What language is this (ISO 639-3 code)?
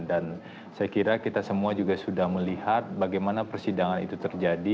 ind